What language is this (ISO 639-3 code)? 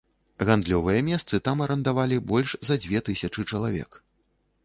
bel